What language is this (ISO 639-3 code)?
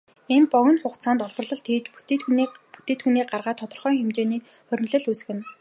mon